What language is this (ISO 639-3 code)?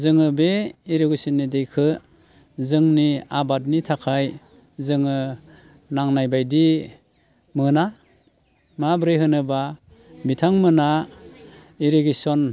brx